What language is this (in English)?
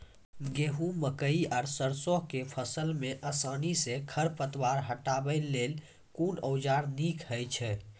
Maithili